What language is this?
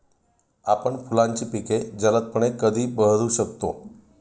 Marathi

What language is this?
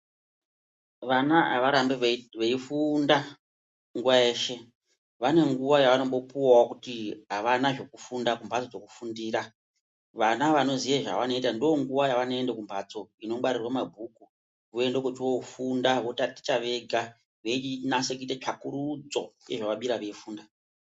Ndau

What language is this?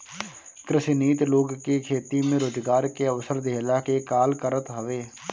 Bhojpuri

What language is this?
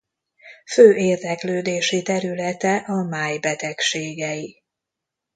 Hungarian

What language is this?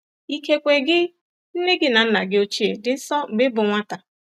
Igbo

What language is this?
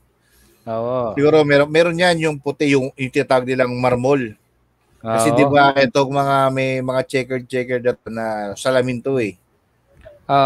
Filipino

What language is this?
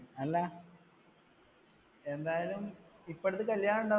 Malayalam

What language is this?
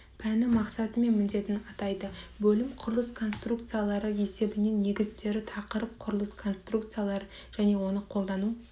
Kazakh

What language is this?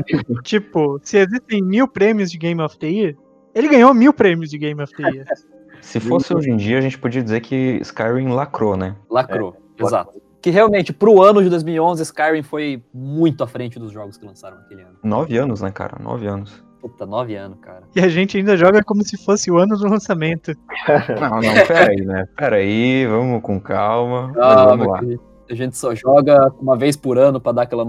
Portuguese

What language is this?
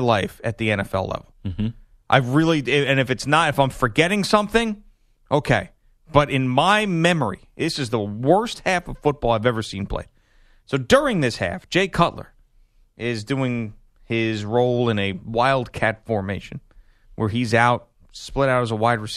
English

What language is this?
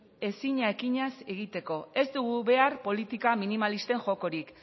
Basque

